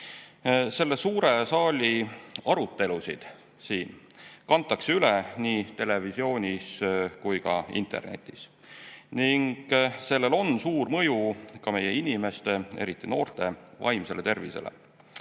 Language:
Estonian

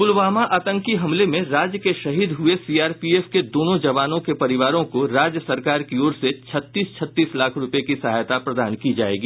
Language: Hindi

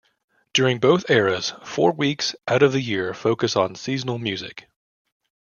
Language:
English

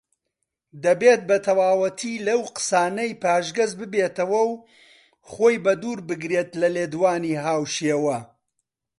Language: Central Kurdish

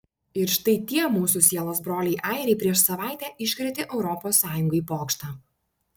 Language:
Lithuanian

